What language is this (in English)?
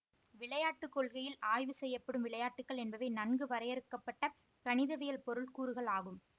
Tamil